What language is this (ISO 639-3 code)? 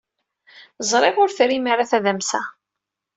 kab